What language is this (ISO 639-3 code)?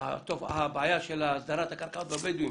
heb